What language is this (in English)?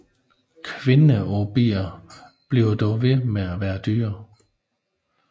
Danish